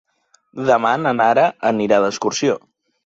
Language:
Catalan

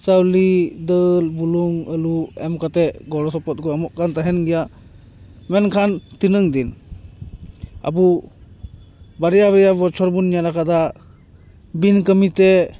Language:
Santali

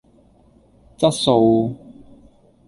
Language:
Cantonese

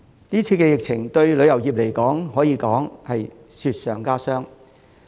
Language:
Cantonese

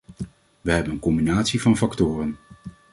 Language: Dutch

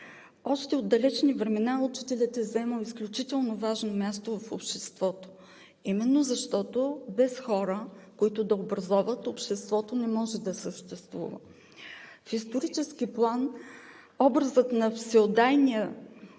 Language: Bulgarian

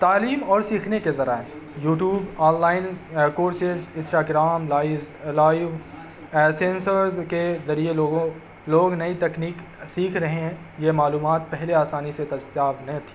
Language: Urdu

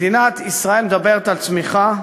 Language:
Hebrew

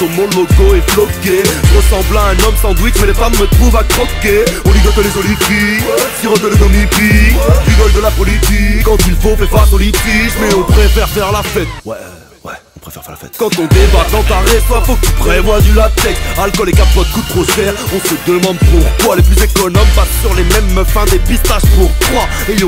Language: French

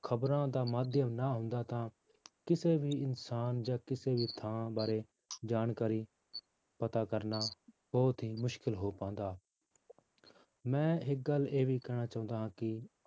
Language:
Punjabi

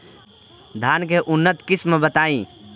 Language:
Bhojpuri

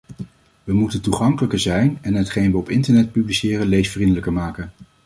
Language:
Dutch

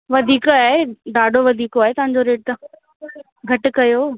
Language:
Sindhi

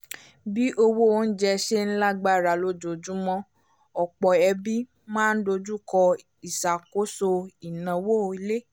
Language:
Yoruba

